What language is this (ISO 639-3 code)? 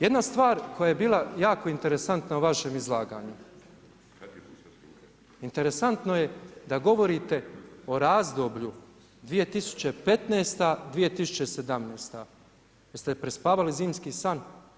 hrv